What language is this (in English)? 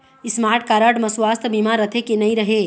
Chhattisgarhi